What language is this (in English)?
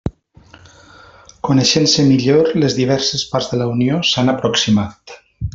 Catalan